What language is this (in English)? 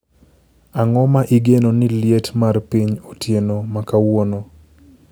Luo (Kenya and Tanzania)